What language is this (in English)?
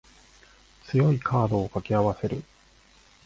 Japanese